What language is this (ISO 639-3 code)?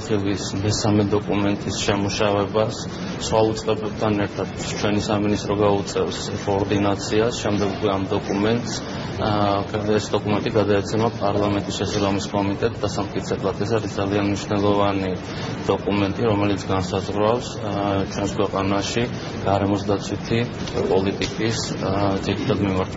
ron